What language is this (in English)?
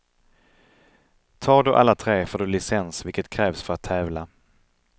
Swedish